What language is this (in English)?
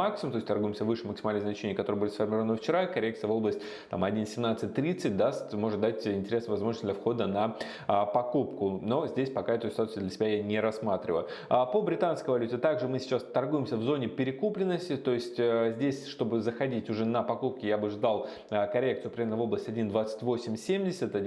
Russian